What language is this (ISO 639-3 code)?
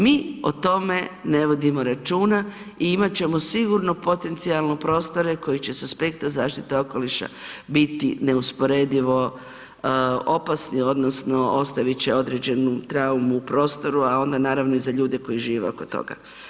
hrv